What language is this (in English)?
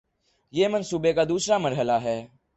Urdu